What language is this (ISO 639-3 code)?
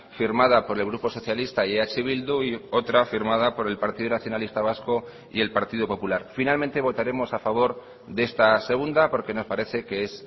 spa